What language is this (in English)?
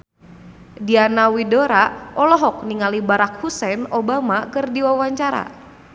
Sundanese